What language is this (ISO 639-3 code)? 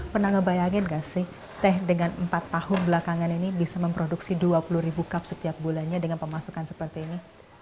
ind